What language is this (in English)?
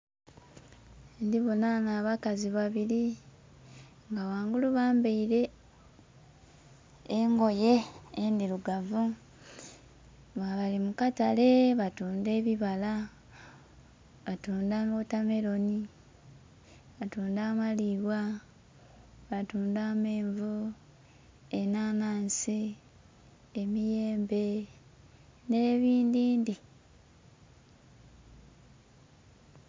Soga